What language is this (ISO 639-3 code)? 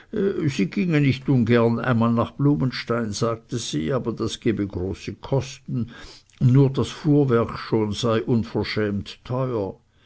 deu